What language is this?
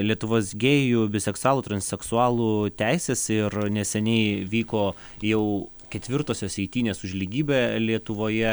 Lithuanian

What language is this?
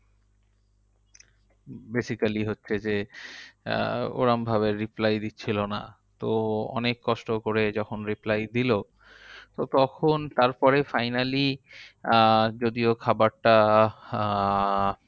Bangla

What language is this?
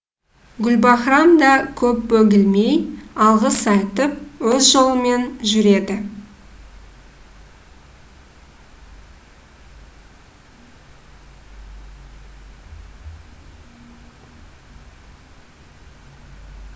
Kazakh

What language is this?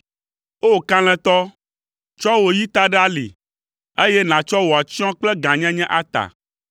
Ewe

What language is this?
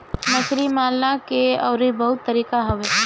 Bhojpuri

